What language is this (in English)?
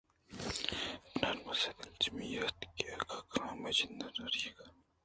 Eastern Balochi